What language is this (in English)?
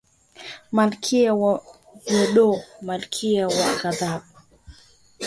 Swahili